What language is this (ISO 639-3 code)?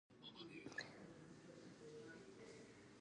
jpn